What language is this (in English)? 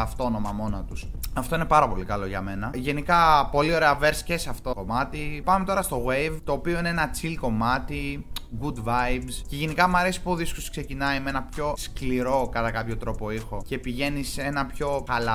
Greek